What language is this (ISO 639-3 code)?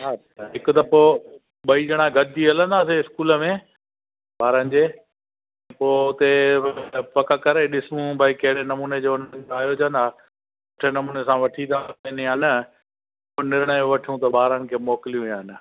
snd